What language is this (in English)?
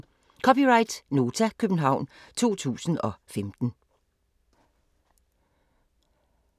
Danish